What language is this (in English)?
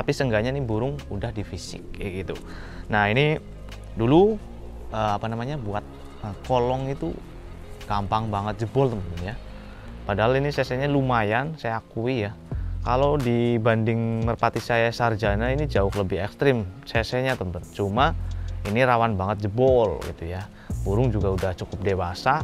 Indonesian